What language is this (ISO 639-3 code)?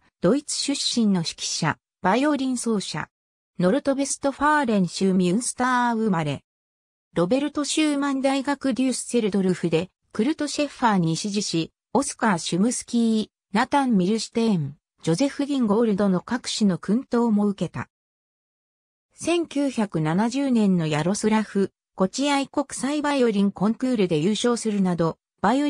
jpn